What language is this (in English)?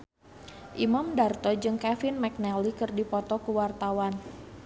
Sundanese